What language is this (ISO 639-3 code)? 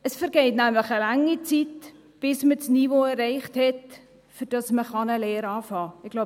gsw